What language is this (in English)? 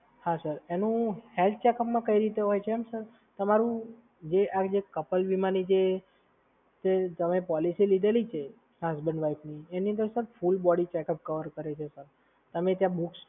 Gujarati